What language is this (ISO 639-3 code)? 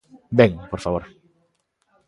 glg